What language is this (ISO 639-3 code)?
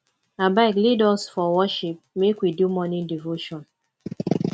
pcm